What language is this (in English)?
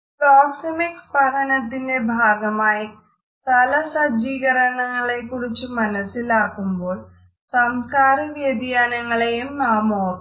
Malayalam